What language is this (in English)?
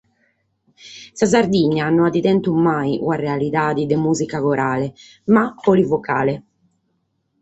Sardinian